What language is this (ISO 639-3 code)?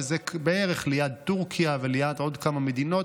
heb